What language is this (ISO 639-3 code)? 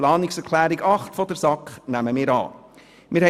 gsw